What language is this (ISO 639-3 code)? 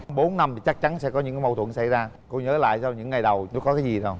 vie